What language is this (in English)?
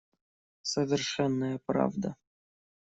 Russian